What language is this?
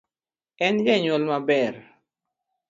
Luo (Kenya and Tanzania)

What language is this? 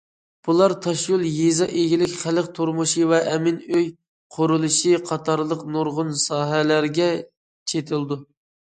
Uyghur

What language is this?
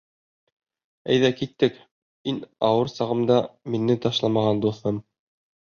Bashkir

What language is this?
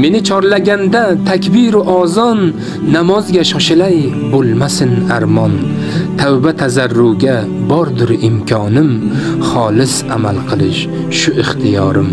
Turkish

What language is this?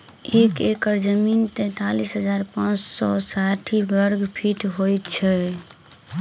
Maithili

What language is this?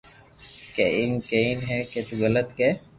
Loarki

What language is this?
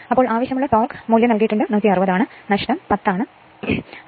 Malayalam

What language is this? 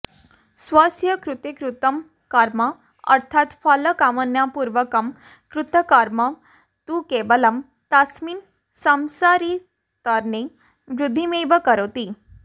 Sanskrit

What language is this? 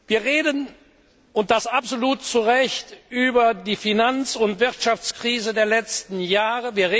German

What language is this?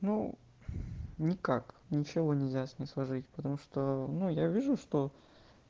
Russian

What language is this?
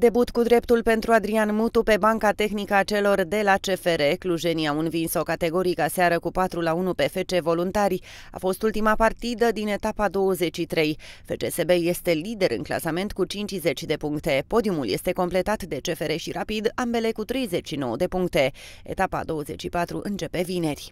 Romanian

